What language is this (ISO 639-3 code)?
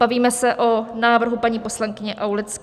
ces